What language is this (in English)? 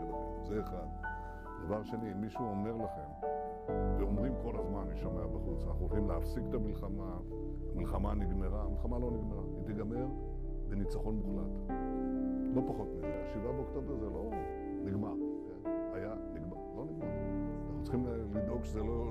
Hebrew